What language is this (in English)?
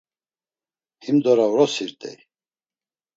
Laz